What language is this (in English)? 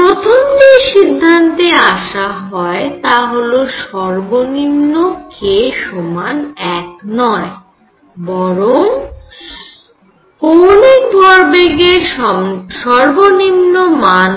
Bangla